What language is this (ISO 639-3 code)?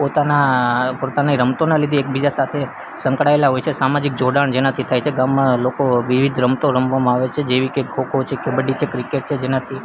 guj